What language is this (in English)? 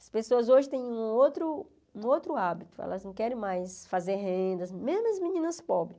Portuguese